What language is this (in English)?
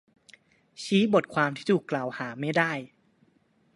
Thai